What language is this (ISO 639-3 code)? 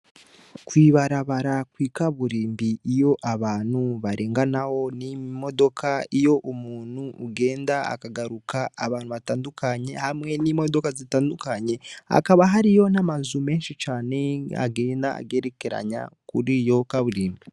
run